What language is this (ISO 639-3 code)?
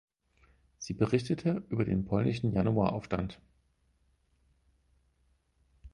deu